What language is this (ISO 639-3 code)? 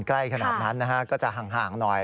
tha